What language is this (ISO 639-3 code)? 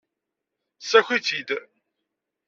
kab